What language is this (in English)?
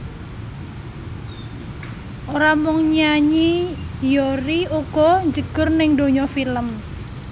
Javanese